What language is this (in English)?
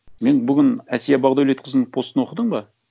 Kazakh